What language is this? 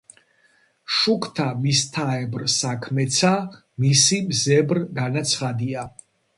Georgian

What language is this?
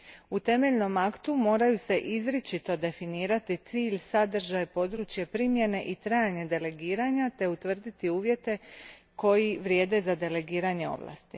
Croatian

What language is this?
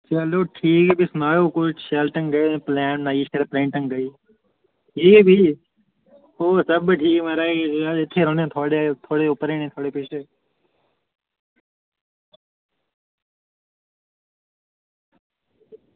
Dogri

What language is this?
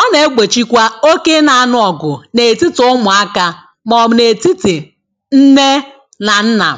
Igbo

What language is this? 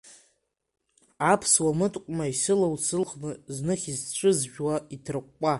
Abkhazian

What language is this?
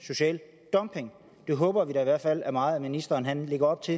Danish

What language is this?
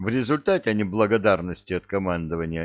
Russian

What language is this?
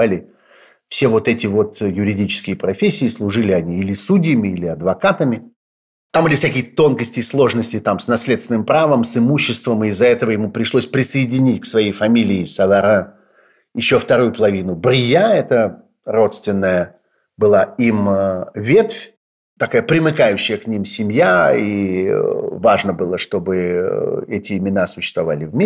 Russian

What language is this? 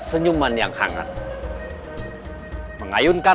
Indonesian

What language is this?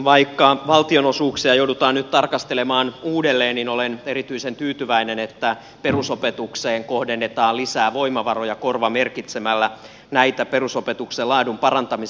Finnish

